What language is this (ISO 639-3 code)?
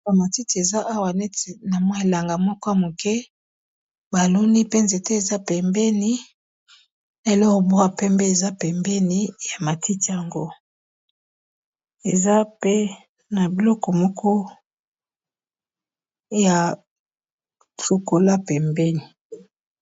lin